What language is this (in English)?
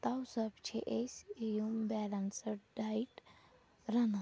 Kashmiri